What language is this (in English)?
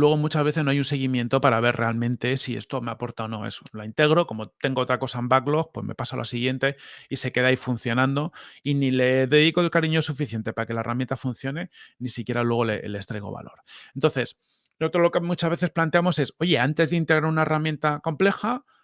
Spanish